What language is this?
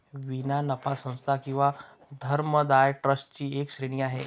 Marathi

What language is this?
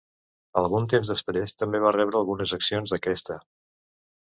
Catalan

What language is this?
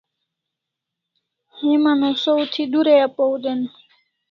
Kalasha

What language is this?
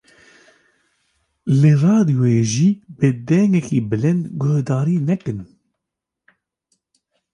Kurdish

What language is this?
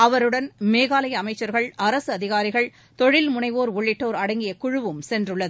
Tamil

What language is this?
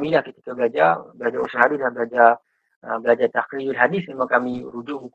Malay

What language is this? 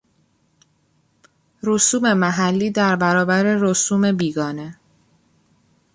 Persian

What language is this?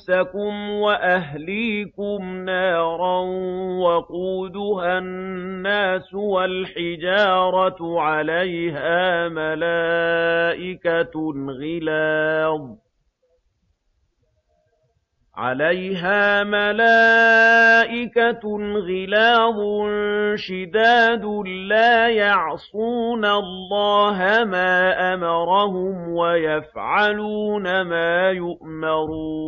Arabic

